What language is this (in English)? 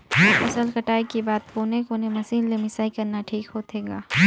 Chhattisgarhi